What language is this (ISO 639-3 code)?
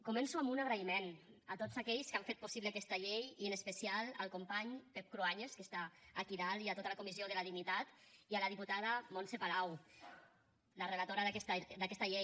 cat